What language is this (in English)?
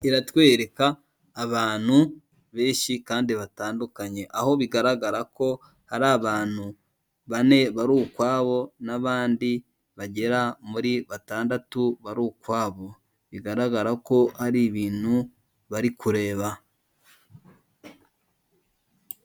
Kinyarwanda